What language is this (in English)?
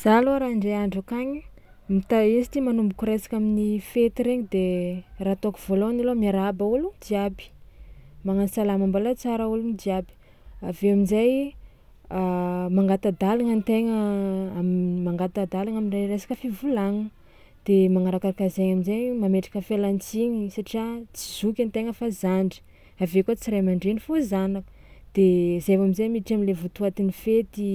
Tsimihety Malagasy